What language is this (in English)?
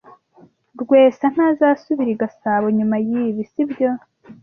Kinyarwanda